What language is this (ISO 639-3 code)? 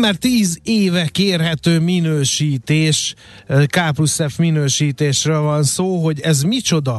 hun